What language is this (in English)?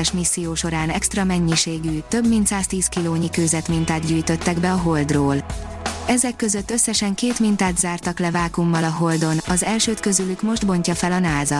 Hungarian